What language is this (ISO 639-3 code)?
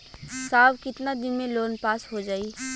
bho